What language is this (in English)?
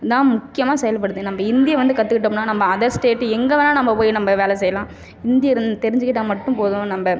Tamil